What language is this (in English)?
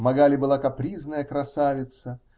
Russian